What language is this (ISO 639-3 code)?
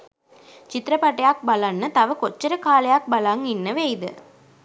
sin